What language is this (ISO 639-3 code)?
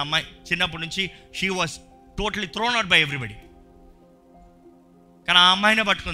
tel